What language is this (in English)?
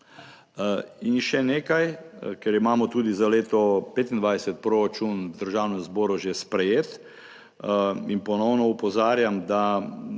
Slovenian